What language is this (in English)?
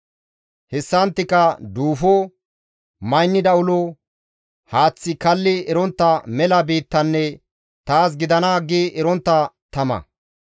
Gamo